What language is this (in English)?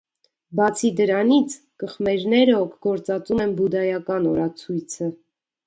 Armenian